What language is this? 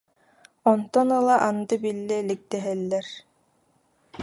Yakut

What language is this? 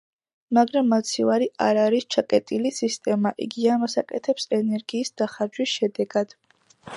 Georgian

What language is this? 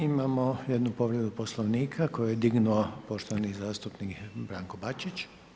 Croatian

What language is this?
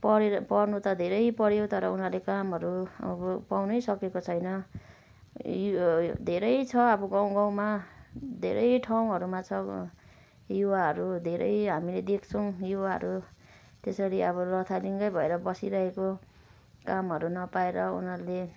Nepali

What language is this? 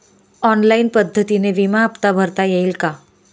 Marathi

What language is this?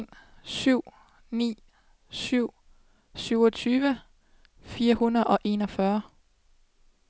Danish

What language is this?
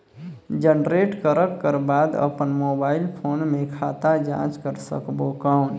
Chhattisgarhi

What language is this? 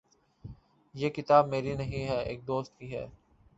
Urdu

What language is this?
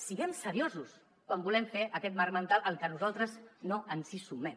Catalan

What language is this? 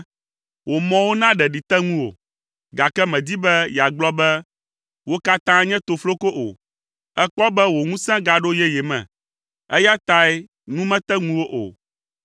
Ewe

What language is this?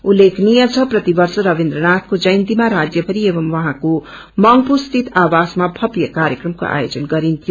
Nepali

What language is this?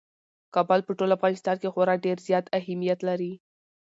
Pashto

